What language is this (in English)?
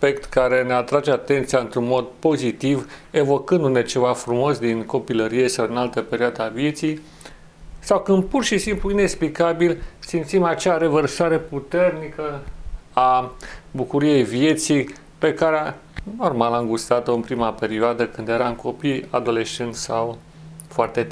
Romanian